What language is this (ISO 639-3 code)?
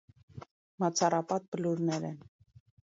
hye